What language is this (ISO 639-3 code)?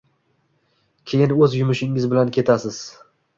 uzb